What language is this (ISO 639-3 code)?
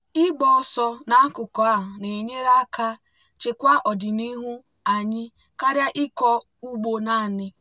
ibo